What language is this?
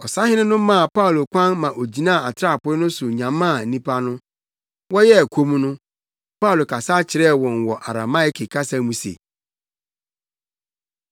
Akan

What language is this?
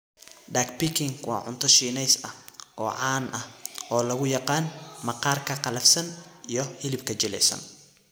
Somali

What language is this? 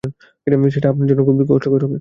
Bangla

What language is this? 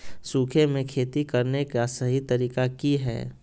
Magahi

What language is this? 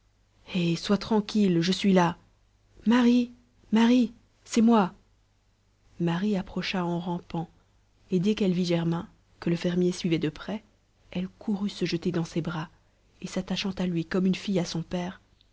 French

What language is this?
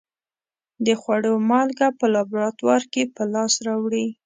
Pashto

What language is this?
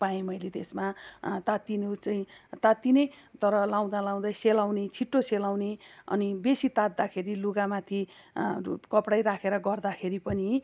Nepali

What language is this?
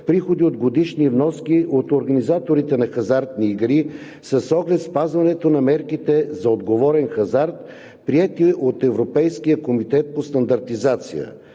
Bulgarian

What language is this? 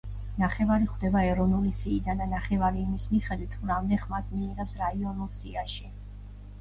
Georgian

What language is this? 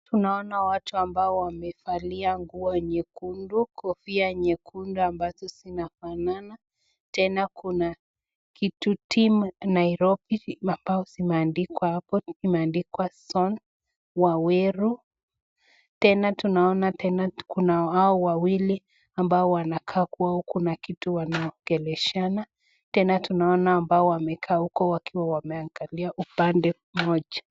Swahili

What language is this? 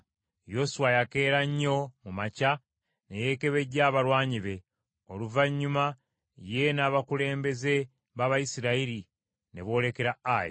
Ganda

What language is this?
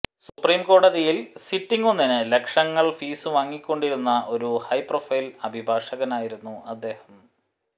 Malayalam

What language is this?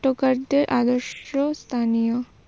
Bangla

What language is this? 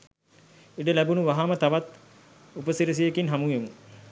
Sinhala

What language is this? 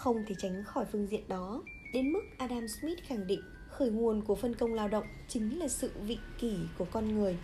Vietnamese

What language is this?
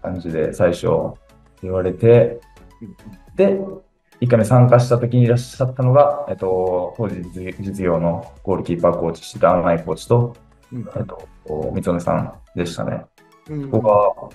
Japanese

